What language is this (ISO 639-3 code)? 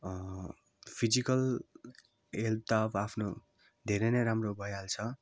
nep